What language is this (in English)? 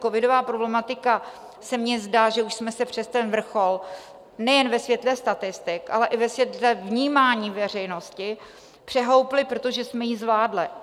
Czech